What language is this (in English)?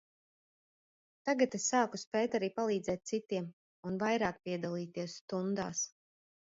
Latvian